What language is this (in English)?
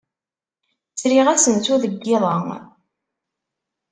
Kabyle